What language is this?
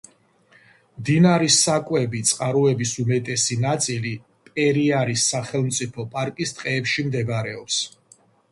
Georgian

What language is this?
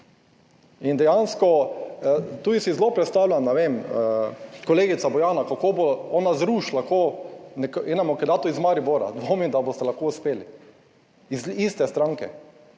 Slovenian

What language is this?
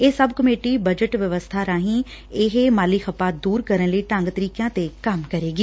Punjabi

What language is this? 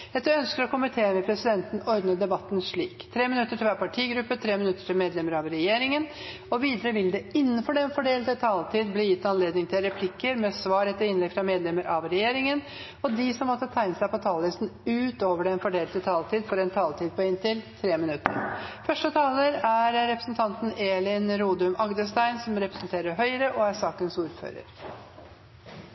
Norwegian Bokmål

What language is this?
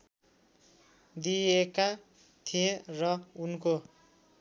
Nepali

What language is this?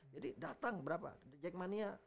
Indonesian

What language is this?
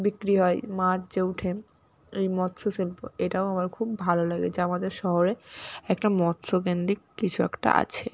Bangla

